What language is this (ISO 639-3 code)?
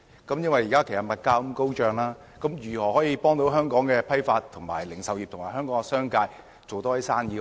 yue